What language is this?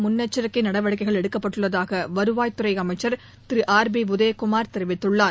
Tamil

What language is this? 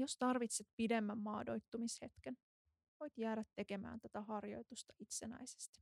Finnish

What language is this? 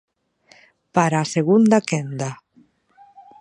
Galician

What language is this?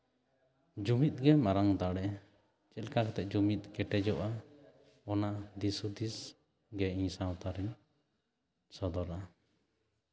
Santali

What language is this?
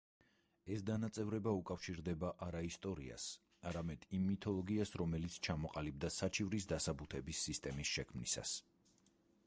Georgian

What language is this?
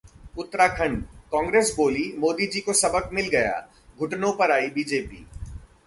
Hindi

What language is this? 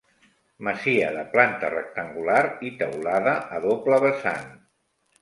Catalan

